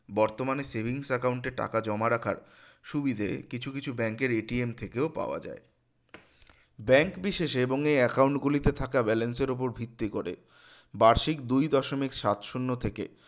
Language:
Bangla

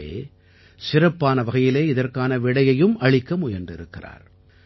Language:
Tamil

